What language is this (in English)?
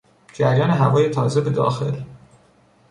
Persian